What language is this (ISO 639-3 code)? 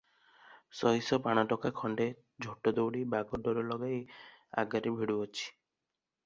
ori